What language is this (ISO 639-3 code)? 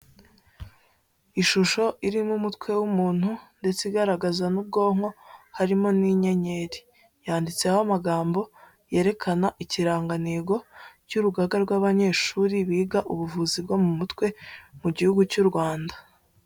kin